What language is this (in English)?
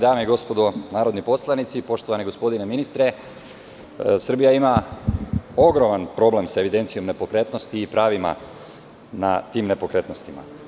Serbian